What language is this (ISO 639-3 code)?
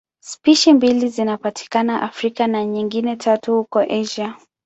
swa